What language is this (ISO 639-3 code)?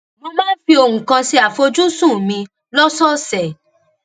yor